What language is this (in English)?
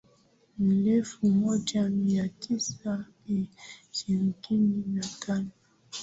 Swahili